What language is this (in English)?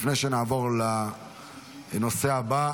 Hebrew